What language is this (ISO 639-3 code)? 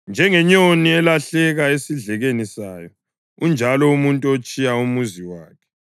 nde